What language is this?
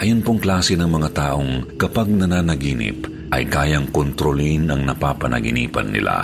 Filipino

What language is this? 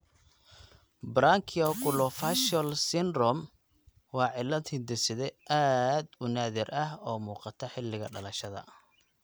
Somali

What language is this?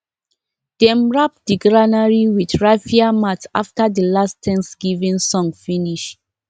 Nigerian Pidgin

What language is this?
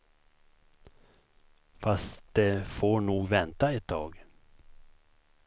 Swedish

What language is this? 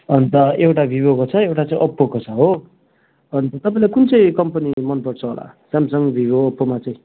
Nepali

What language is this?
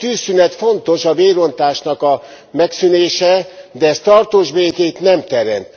Hungarian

